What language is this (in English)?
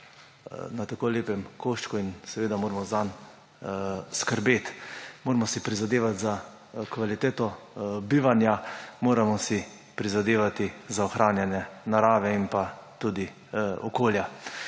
Slovenian